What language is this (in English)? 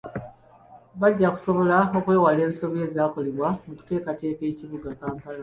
Ganda